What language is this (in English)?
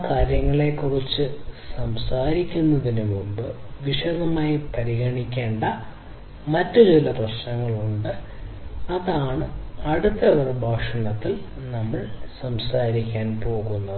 Malayalam